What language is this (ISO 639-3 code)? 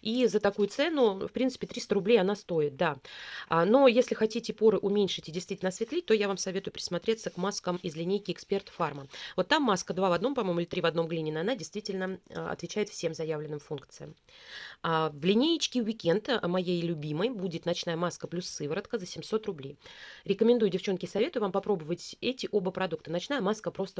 rus